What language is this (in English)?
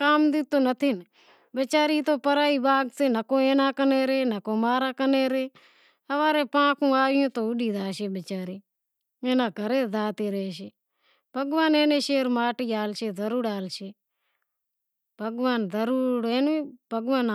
Wadiyara Koli